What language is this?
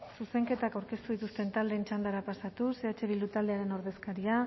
Basque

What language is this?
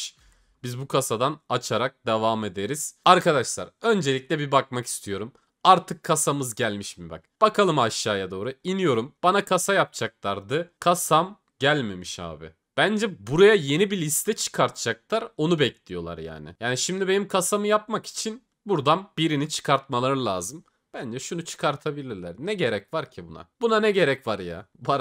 Turkish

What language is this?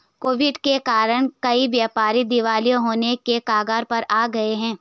Hindi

